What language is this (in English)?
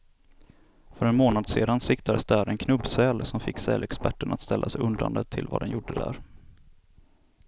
Swedish